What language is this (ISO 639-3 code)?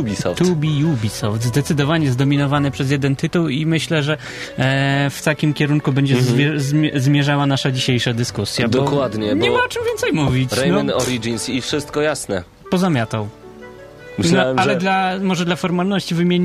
pol